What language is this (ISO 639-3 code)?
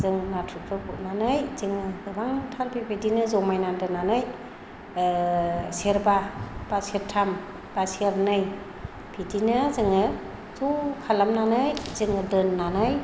brx